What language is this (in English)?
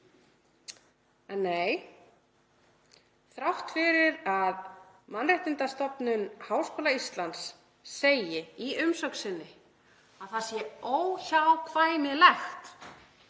Icelandic